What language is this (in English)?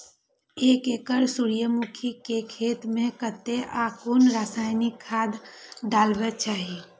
Maithili